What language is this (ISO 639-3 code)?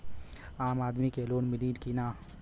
bho